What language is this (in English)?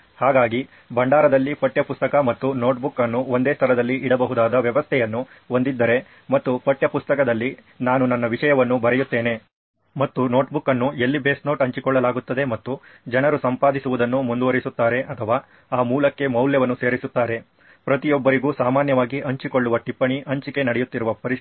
Kannada